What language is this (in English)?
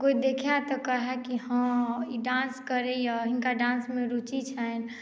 Maithili